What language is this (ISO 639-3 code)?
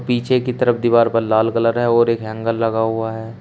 hin